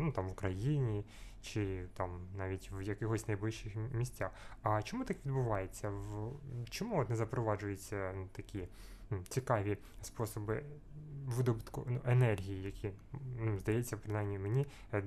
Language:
Ukrainian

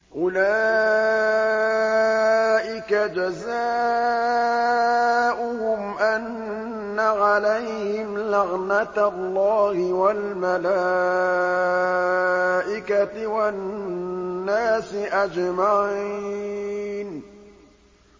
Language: Arabic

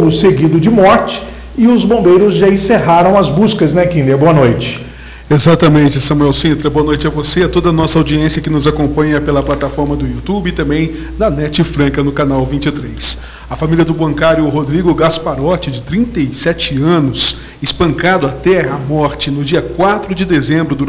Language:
Portuguese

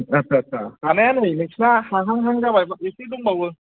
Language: Bodo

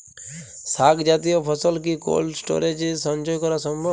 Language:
Bangla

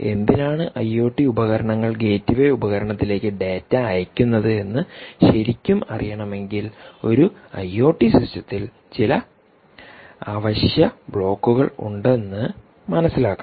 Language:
Malayalam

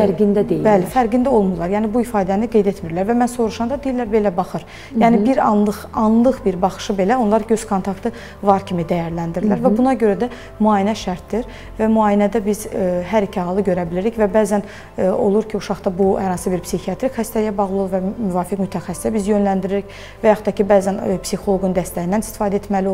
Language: Turkish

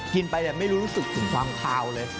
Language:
Thai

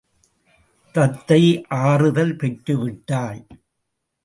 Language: Tamil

